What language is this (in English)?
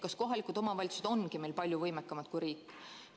Estonian